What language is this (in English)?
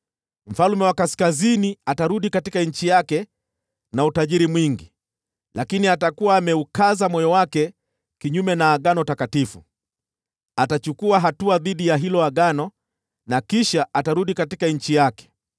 Swahili